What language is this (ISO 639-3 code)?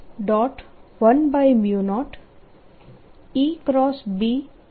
guj